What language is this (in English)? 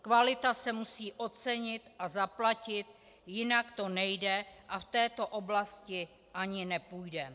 Czech